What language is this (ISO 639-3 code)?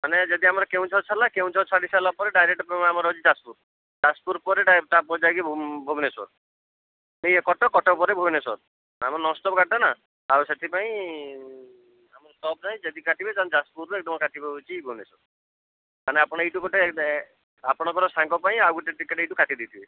ori